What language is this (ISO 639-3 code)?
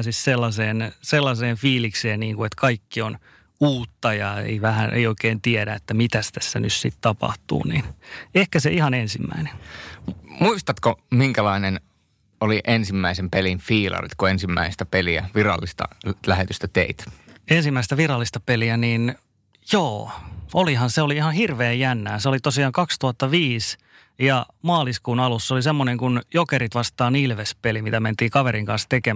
fin